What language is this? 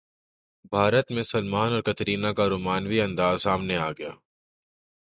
Urdu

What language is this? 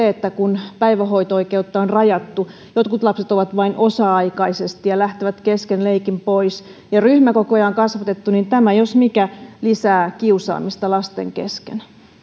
Finnish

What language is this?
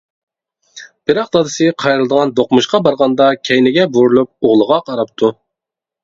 Uyghur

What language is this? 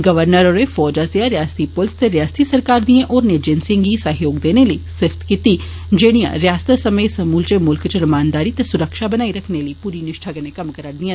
Dogri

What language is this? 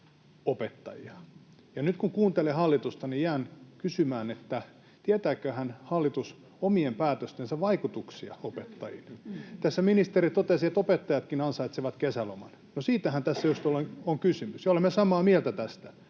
Finnish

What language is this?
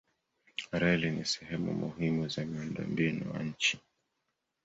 Swahili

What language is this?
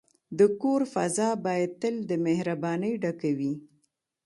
Pashto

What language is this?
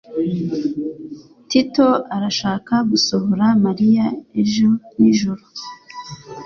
Kinyarwanda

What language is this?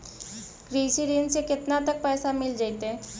Magahi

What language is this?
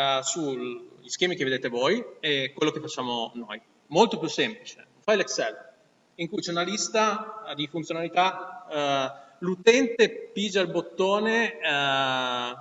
Italian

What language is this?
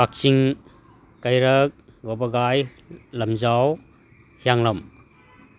Manipuri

